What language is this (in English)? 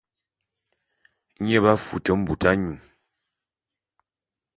Bulu